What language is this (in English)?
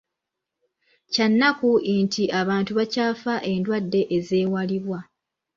Ganda